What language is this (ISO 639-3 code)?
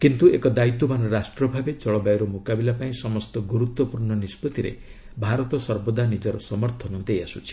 ori